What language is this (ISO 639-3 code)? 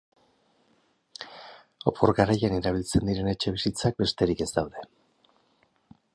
eus